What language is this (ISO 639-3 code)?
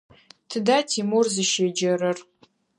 ady